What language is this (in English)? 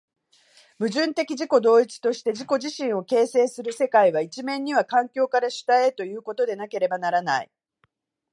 Japanese